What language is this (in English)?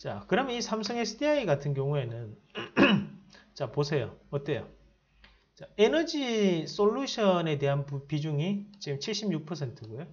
Korean